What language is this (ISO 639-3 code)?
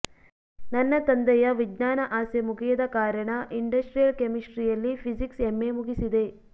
kan